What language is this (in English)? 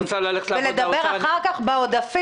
Hebrew